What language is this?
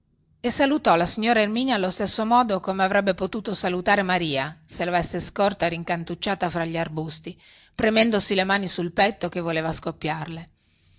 Italian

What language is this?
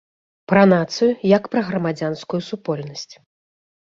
Belarusian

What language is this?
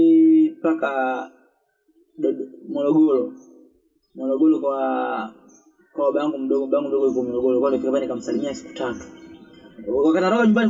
Swahili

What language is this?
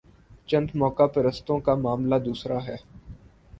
Urdu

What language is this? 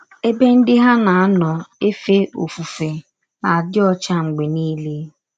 Igbo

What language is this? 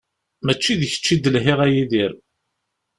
Kabyle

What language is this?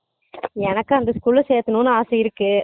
Tamil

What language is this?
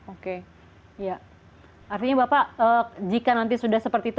Indonesian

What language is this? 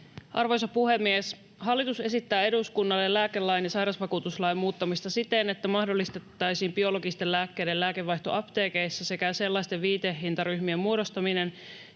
Finnish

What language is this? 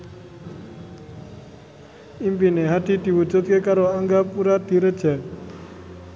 Javanese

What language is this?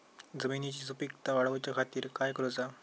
Marathi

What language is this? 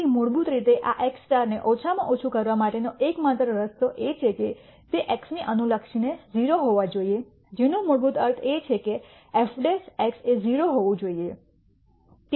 Gujarati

